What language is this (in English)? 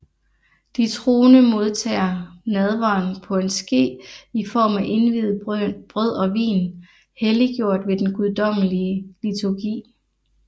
Danish